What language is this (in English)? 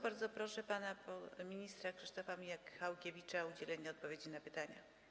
Polish